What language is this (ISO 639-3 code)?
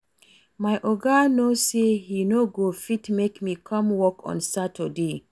pcm